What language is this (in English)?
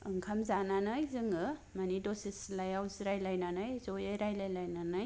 Bodo